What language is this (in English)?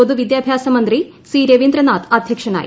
Malayalam